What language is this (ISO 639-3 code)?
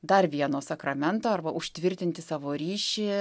lit